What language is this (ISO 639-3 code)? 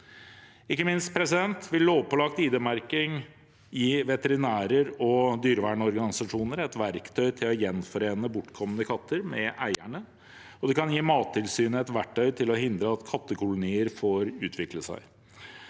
nor